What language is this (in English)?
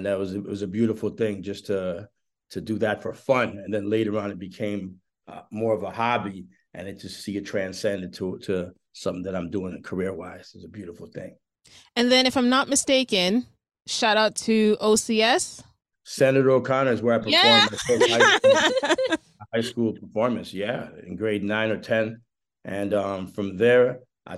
English